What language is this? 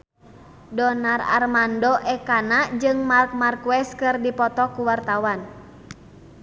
Sundanese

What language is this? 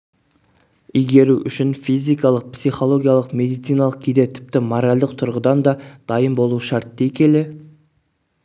Kazakh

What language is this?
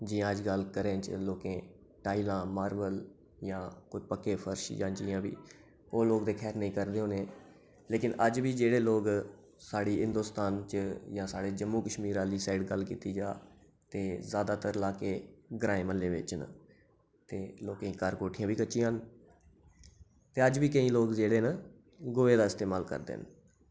Dogri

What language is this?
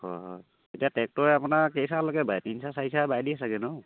Assamese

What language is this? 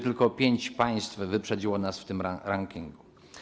Polish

